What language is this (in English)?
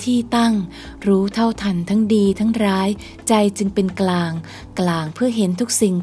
Thai